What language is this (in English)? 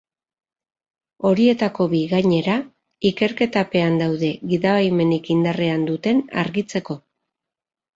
Basque